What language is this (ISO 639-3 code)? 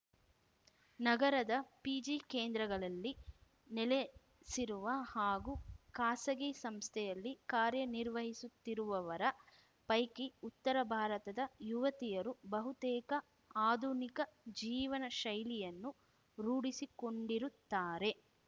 kan